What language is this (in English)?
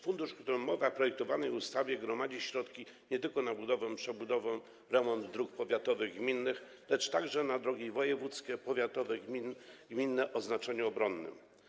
Polish